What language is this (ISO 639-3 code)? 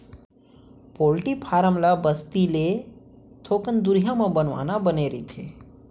hne